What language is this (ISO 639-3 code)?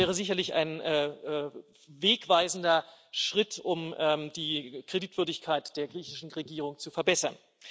deu